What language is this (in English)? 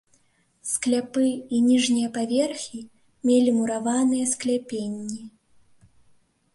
Belarusian